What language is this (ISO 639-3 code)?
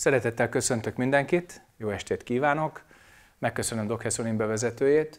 hun